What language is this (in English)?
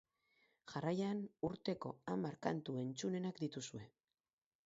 Basque